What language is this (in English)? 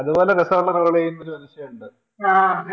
Malayalam